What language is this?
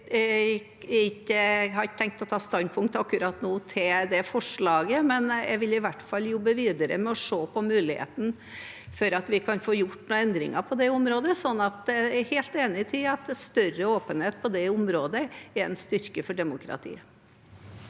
Norwegian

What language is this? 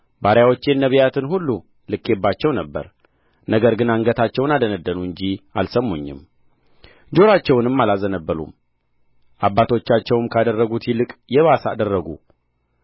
Amharic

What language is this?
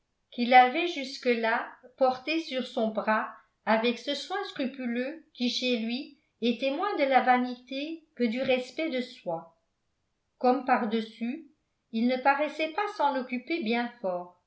French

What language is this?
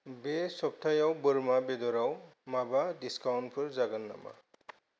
Bodo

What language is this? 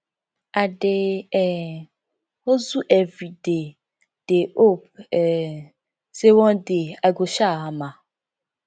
Nigerian Pidgin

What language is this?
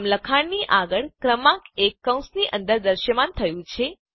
Gujarati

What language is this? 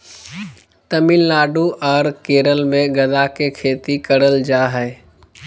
Magahi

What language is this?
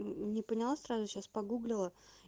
Russian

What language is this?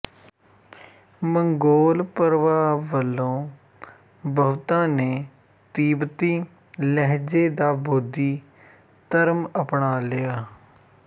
Punjabi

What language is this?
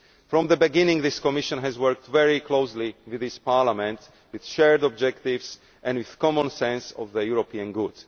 English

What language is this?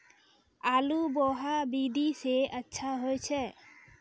Maithili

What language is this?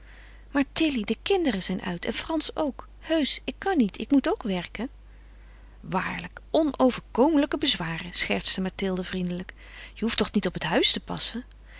Dutch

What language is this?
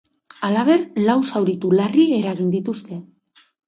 Basque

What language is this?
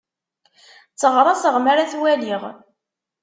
Kabyle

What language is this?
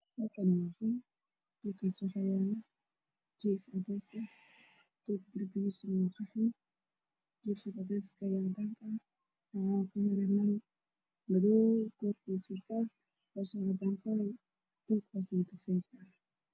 Somali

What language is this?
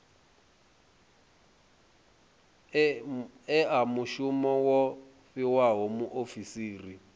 Venda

